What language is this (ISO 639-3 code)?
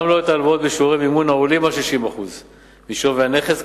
heb